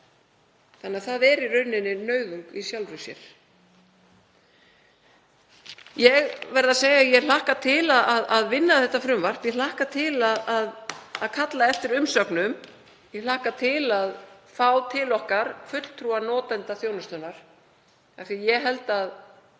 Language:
Icelandic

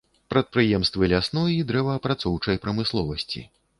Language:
Belarusian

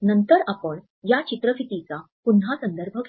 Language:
Marathi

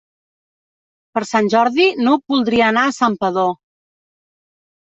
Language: Catalan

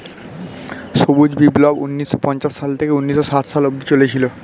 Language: Bangla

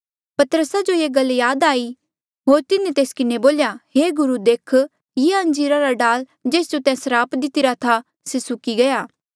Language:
Mandeali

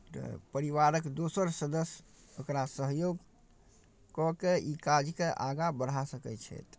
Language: Maithili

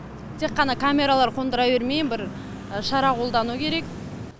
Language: Kazakh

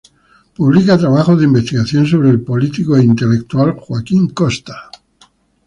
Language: Spanish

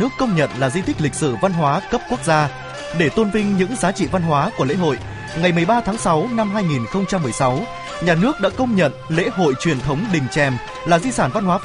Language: Vietnamese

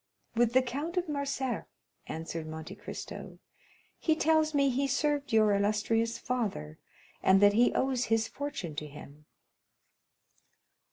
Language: English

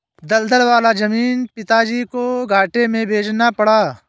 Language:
Hindi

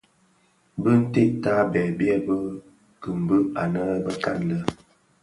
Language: Bafia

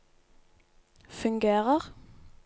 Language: Norwegian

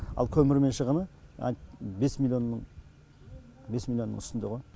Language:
Kazakh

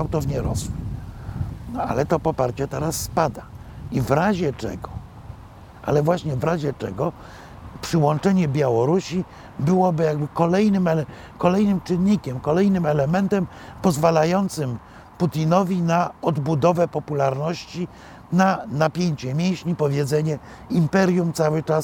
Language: Polish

